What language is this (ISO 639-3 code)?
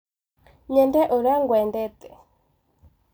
kik